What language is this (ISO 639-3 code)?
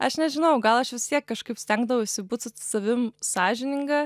lit